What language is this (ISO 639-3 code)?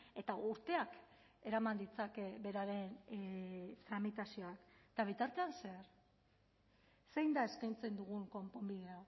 eus